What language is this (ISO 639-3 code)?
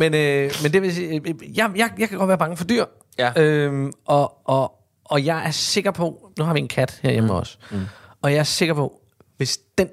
dan